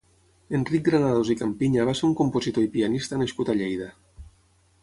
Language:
Catalan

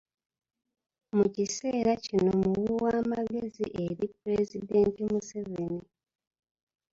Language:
Ganda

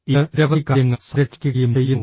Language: Malayalam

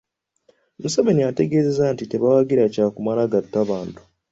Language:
Ganda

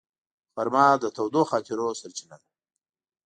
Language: Pashto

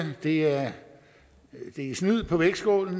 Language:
Danish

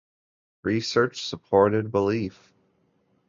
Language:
English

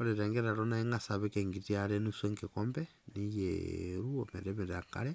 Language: Masai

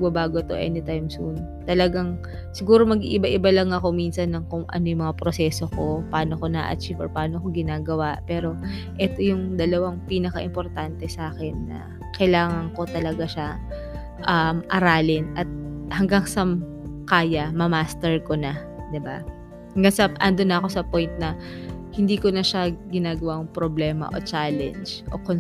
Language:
Filipino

